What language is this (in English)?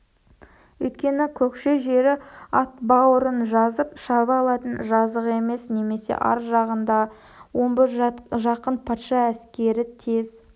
Kazakh